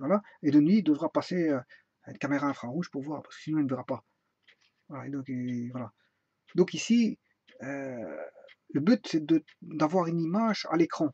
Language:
French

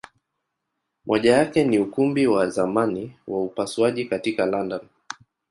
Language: Swahili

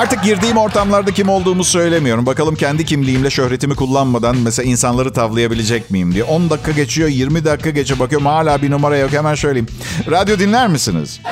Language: Turkish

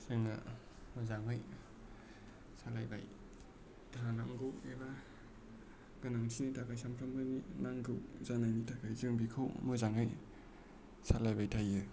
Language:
Bodo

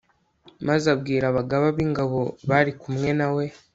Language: Kinyarwanda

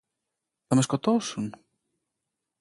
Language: Greek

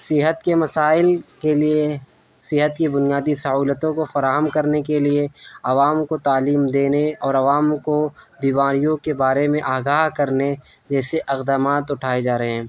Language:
Urdu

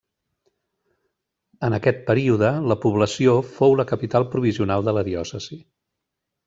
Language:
Catalan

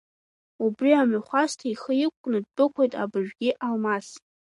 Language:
Abkhazian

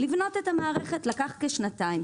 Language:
Hebrew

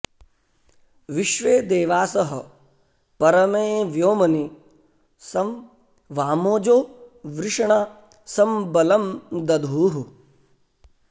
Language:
Sanskrit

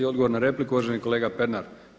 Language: Croatian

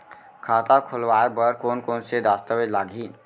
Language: Chhattisgarhi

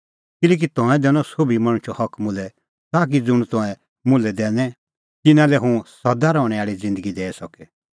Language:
Kullu Pahari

